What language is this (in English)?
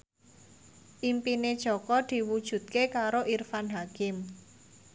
Javanese